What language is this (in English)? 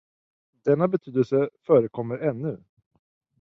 Swedish